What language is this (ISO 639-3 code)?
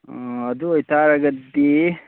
mni